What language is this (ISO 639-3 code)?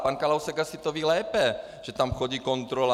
ces